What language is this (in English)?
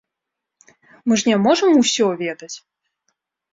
Belarusian